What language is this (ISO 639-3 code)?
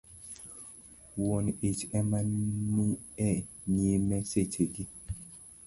luo